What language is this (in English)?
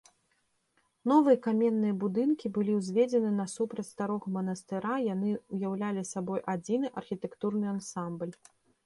Belarusian